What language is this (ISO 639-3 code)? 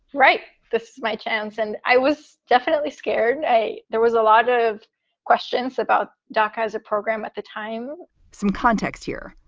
eng